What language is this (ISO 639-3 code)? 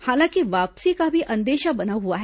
hin